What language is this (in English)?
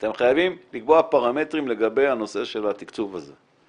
Hebrew